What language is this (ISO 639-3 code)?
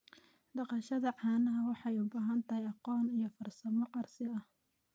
som